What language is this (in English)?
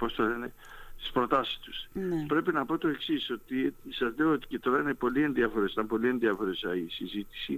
Greek